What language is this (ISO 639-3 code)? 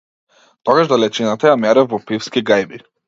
mkd